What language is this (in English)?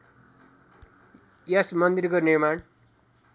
Nepali